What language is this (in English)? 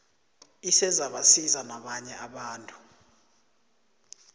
South Ndebele